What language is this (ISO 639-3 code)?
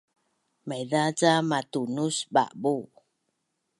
bnn